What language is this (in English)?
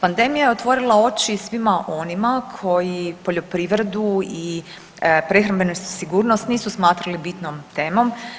Croatian